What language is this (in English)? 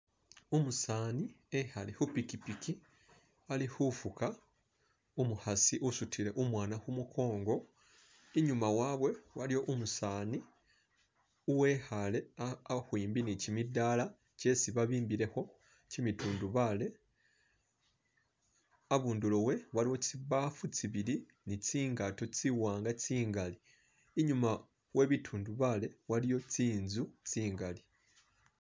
Masaaba